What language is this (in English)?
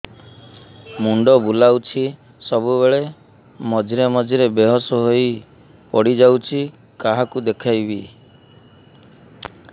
Odia